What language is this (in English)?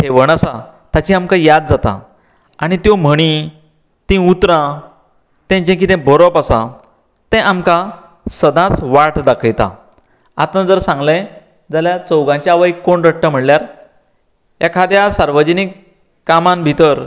Konkani